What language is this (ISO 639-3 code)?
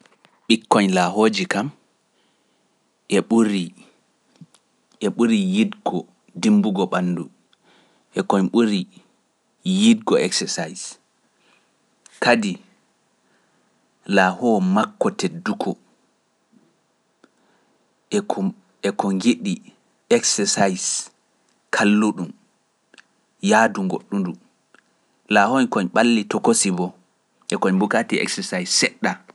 fuf